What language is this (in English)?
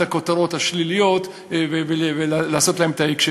Hebrew